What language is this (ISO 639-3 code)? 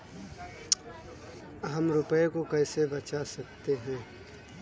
hin